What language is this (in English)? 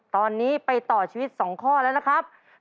Thai